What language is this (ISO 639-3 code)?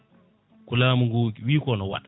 ful